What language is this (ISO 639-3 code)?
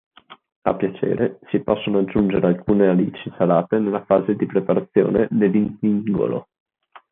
ita